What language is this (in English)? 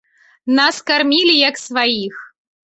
Belarusian